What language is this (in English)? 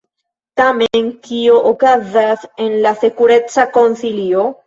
Esperanto